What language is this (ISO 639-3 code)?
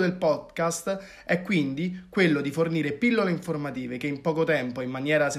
ita